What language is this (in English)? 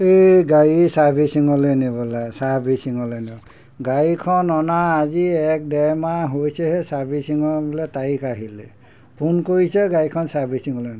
Assamese